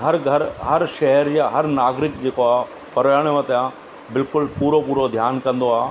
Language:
Sindhi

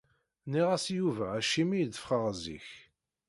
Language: Kabyle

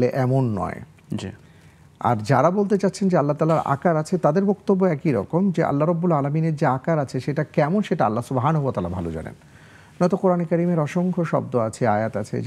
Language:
Arabic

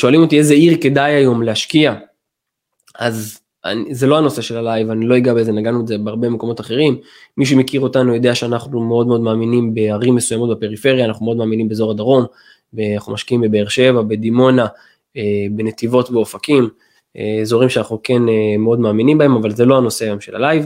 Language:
Hebrew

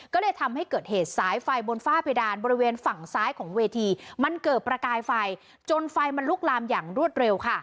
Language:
Thai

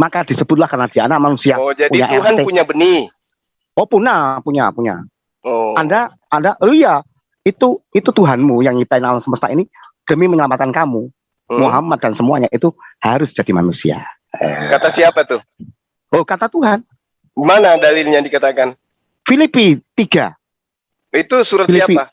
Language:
Indonesian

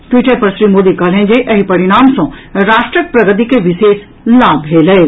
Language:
Maithili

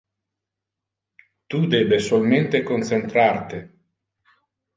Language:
Interlingua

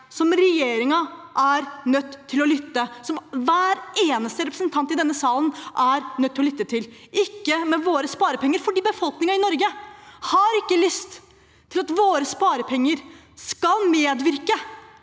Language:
Norwegian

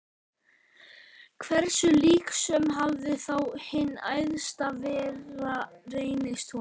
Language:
Icelandic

